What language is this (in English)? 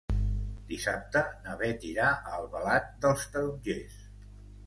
Catalan